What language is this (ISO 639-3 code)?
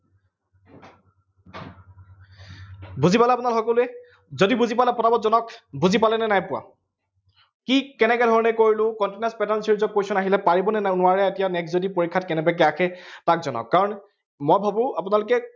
asm